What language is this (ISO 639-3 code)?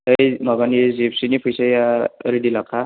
brx